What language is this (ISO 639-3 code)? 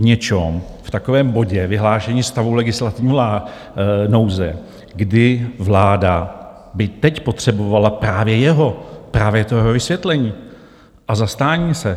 ces